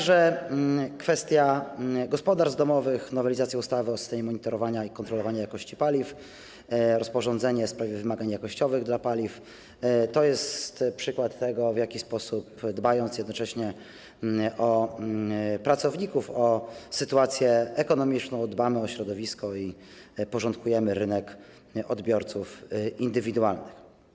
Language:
Polish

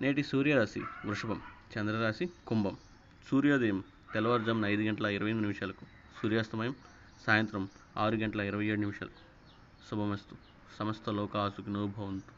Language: Telugu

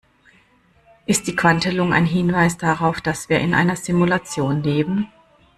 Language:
German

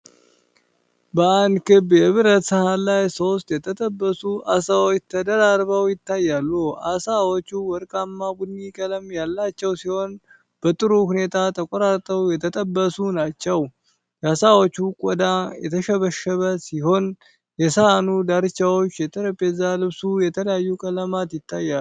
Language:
Amharic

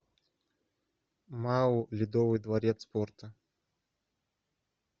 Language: Russian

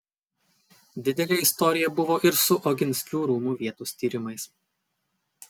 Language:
Lithuanian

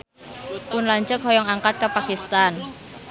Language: Sundanese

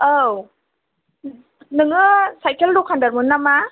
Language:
Bodo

